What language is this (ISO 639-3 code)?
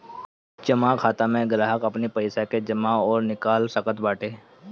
bho